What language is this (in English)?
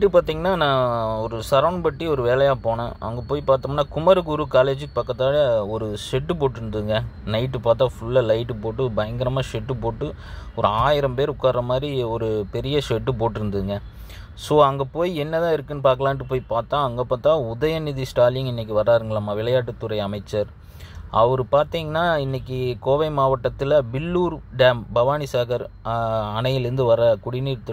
Arabic